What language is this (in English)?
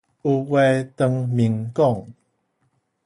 Min Nan Chinese